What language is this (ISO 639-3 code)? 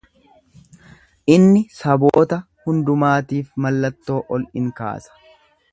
orm